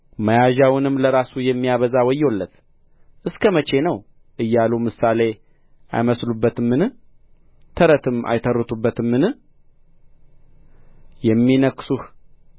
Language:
Amharic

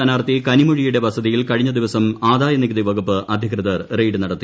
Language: Malayalam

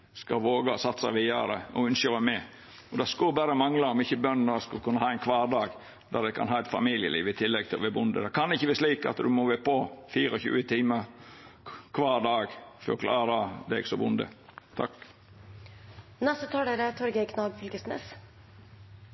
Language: Norwegian Nynorsk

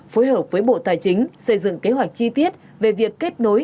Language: Vietnamese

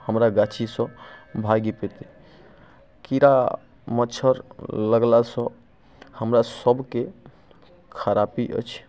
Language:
Maithili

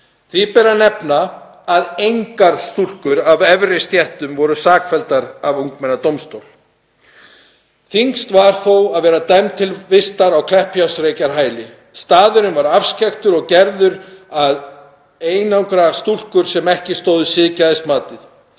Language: Icelandic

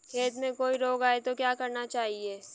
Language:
Hindi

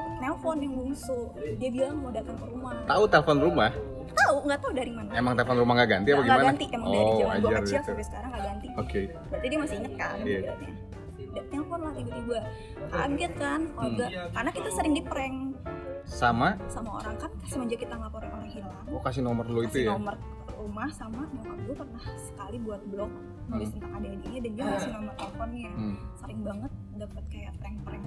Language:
Indonesian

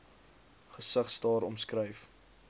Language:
Afrikaans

